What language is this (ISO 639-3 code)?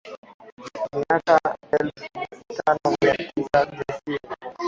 swa